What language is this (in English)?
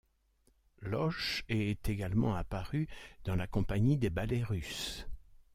French